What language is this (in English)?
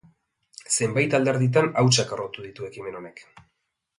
Basque